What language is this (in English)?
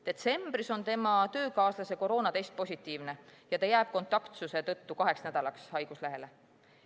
Estonian